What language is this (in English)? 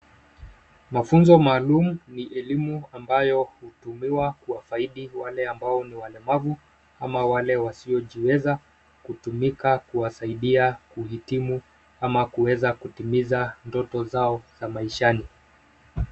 Swahili